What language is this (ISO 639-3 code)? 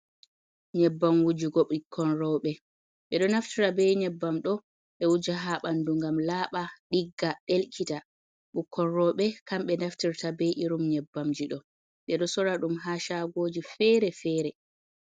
ful